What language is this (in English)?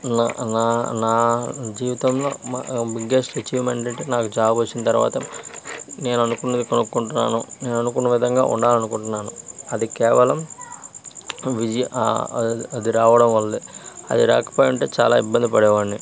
Telugu